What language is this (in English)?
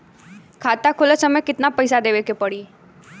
Bhojpuri